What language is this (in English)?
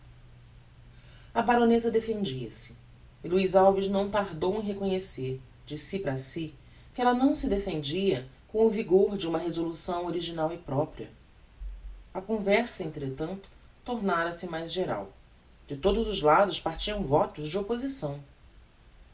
Portuguese